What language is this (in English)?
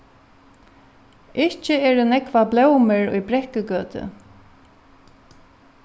Faroese